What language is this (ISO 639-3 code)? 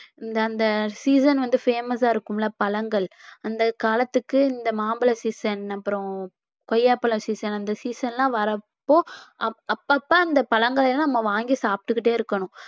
tam